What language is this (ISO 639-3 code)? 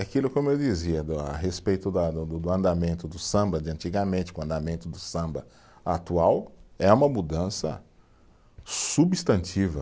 por